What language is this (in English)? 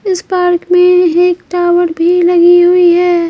Hindi